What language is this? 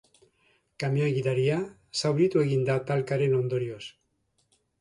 Basque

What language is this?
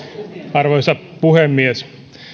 Finnish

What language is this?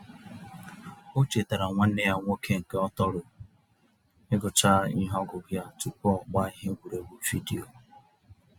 Igbo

